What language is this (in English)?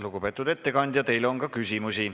Estonian